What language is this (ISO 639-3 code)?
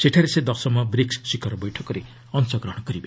ori